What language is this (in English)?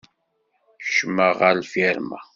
Kabyle